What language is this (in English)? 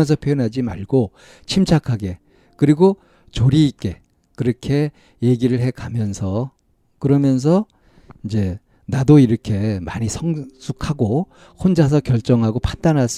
Korean